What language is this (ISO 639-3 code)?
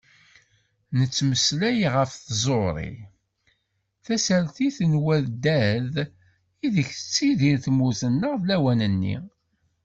kab